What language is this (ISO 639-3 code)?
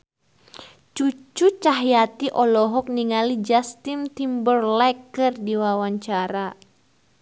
sun